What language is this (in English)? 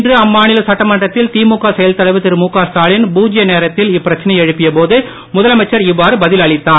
Tamil